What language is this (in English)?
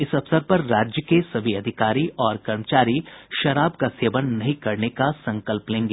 Hindi